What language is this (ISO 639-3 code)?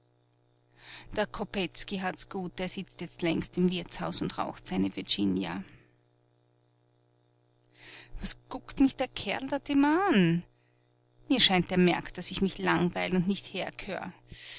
deu